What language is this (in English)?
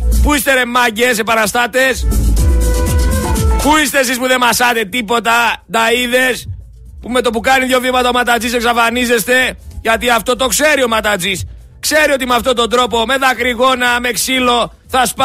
Greek